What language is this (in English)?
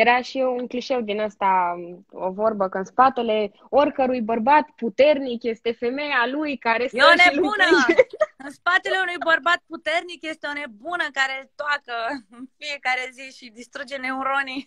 Romanian